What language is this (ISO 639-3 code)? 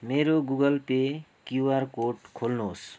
nep